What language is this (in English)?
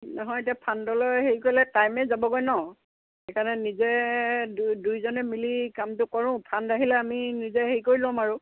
Assamese